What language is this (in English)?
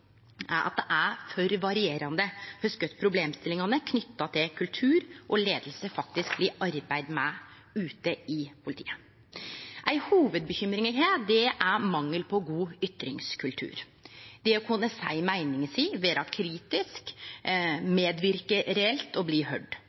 Norwegian Nynorsk